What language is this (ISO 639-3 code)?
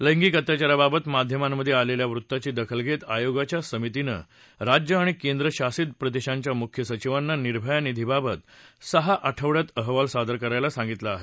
mar